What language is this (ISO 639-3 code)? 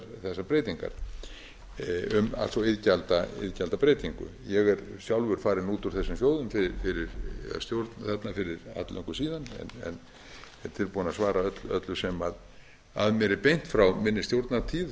isl